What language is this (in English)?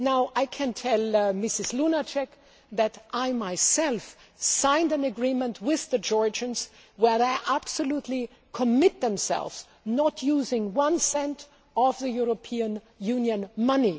English